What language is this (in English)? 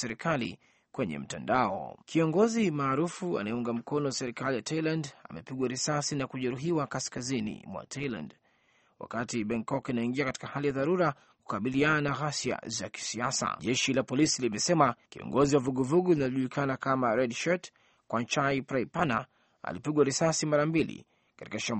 Swahili